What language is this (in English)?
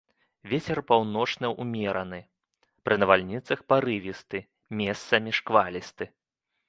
Belarusian